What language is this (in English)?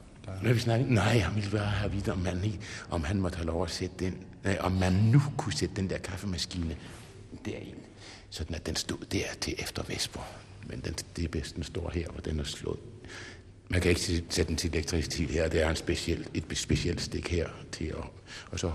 Danish